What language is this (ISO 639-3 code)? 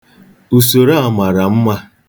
ibo